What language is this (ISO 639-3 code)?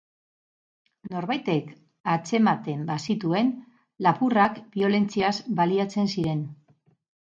eus